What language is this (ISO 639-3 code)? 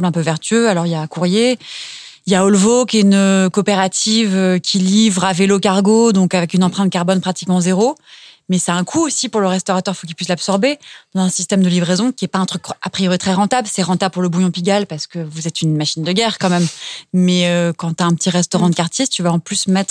fra